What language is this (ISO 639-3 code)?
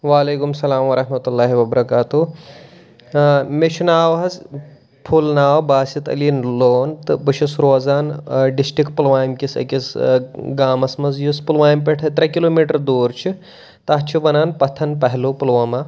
kas